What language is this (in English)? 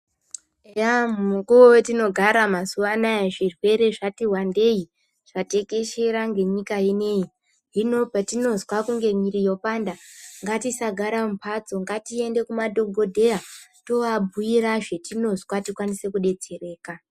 Ndau